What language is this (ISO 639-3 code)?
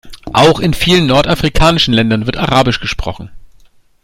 deu